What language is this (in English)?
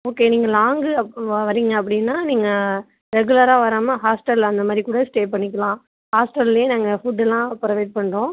Tamil